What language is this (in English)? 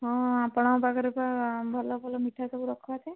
Odia